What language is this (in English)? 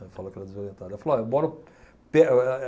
Portuguese